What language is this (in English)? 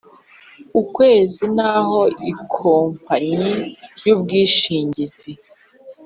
Kinyarwanda